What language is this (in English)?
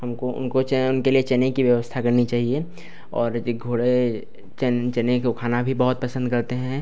Hindi